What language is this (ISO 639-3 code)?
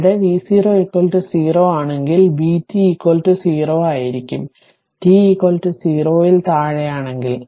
mal